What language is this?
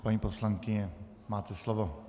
Czech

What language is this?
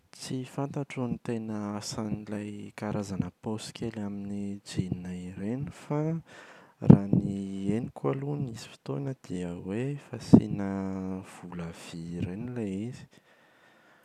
Malagasy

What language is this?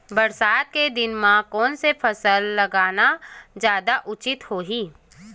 Chhattisgarhi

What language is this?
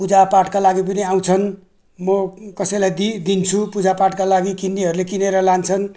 Nepali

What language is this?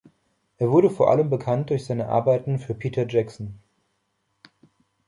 German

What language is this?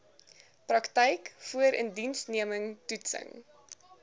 Afrikaans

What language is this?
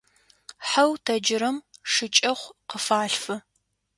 Adyghe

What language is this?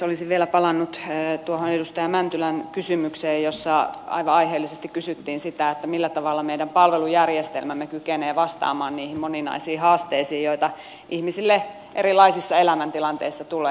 Finnish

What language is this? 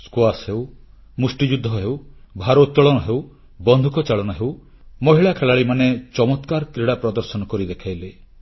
Odia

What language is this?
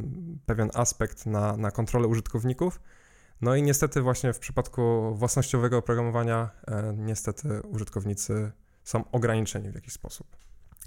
Polish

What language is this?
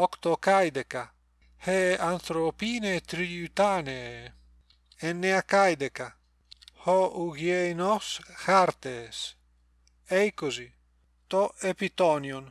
Greek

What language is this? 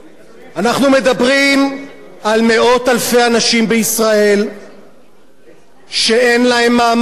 Hebrew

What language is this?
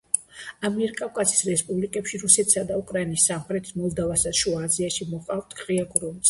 Georgian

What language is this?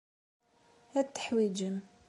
Kabyle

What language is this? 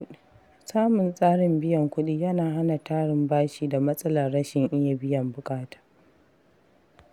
Hausa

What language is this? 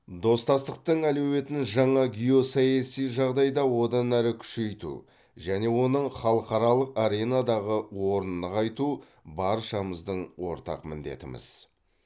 Kazakh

